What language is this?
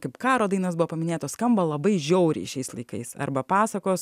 Lithuanian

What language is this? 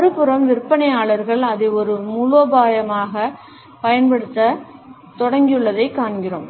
Tamil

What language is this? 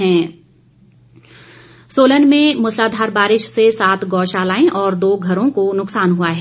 Hindi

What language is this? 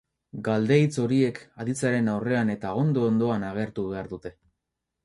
Basque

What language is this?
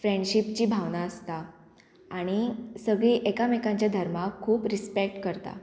Konkani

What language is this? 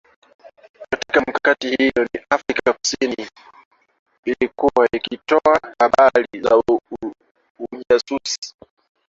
Swahili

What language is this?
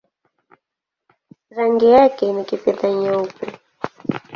Swahili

